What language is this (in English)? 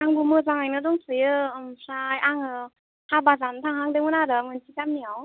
Bodo